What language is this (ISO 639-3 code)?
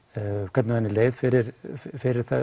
isl